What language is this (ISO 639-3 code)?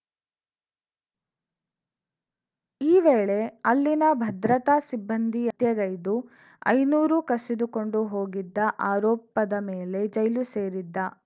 kan